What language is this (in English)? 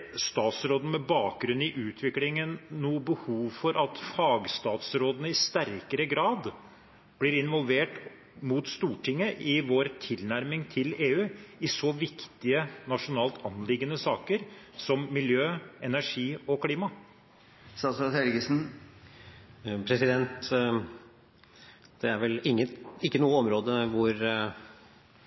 Norwegian Bokmål